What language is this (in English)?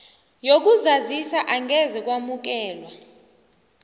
South Ndebele